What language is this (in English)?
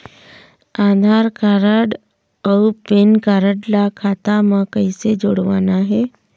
Chhattisgarhi